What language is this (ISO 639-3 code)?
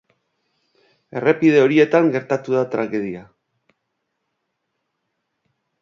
eus